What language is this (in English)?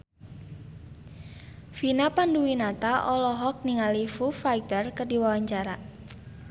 Sundanese